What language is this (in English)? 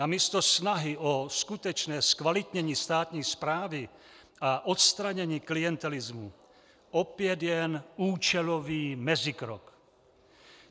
Czech